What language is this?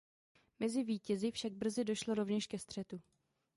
Czech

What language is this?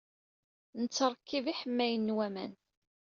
Kabyle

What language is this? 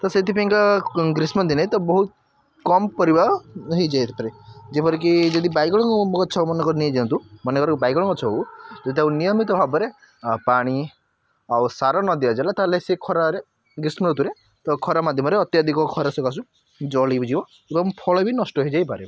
Odia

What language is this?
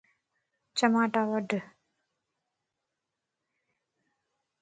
Lasi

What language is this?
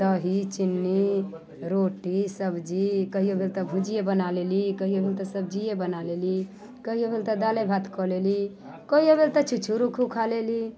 Maithili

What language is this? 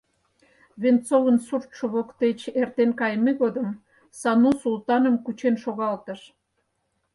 Mari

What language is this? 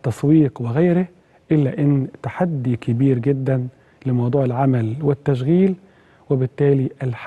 Arabic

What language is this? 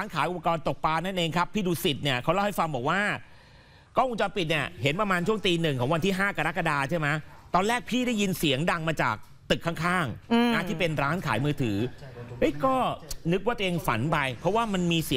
Thai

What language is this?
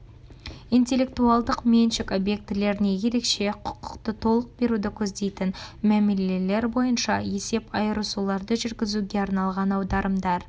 Kazakh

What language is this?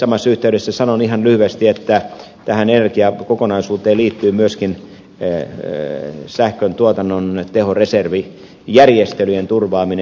Finnish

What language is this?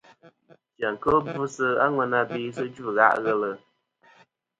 Kom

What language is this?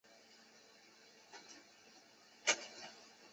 Chinese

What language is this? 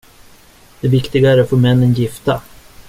Swedish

